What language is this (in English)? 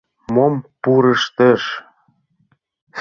Mari